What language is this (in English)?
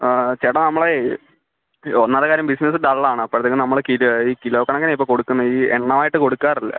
Malayalam